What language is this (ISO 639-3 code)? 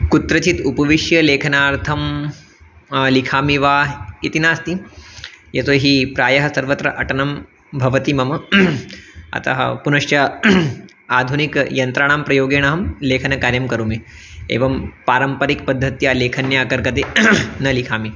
san